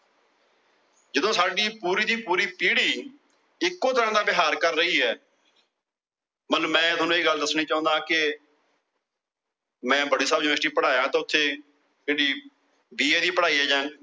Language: Punjabi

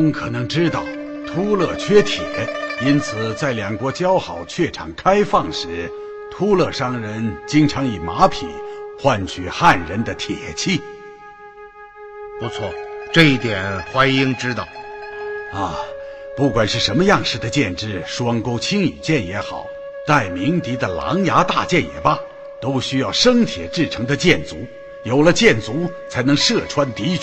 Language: Chinese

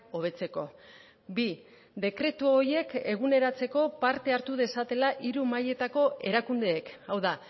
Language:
Basque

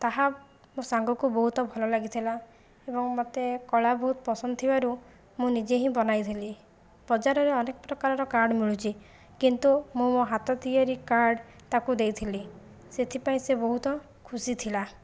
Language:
Odia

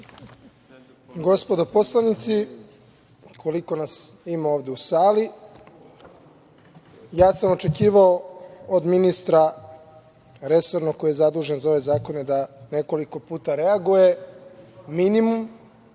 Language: Serbian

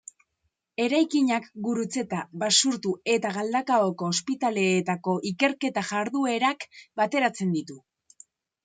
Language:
Basque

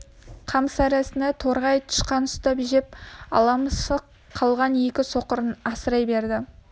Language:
Kazakh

